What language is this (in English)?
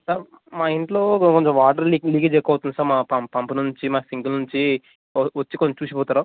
Telugu